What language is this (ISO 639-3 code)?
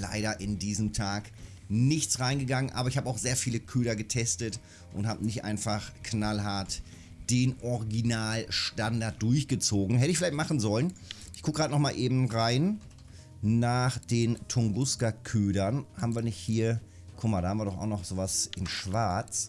deu